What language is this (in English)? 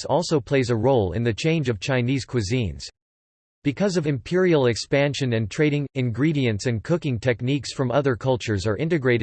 English